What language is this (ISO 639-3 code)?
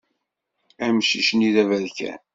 kab